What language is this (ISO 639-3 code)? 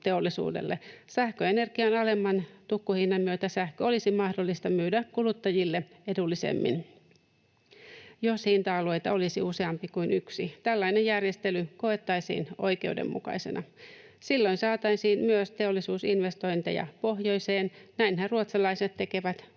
fin